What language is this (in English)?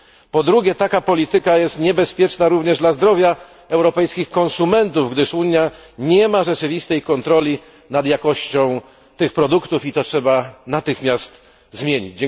Polish